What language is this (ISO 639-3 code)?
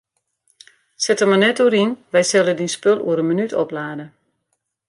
fry